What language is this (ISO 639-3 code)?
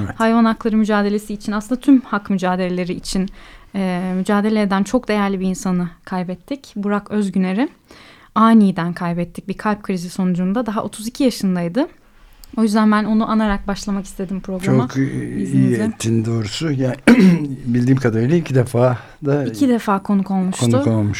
tur